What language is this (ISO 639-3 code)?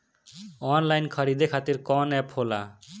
bho